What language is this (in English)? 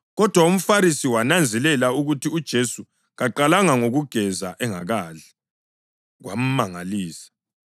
North Ndebele